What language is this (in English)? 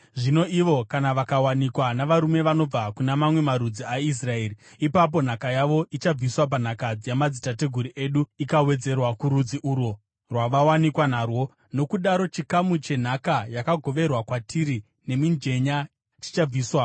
Shona